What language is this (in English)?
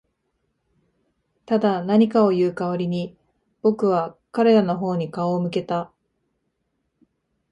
Japanese